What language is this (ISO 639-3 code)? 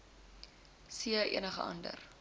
afr